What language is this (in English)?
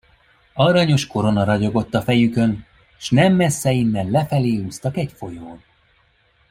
Hungarian